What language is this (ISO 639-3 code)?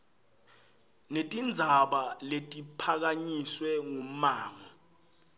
ssw